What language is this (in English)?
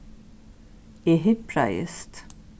Faroese